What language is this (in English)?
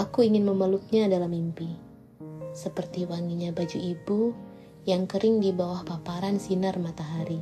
Indonesian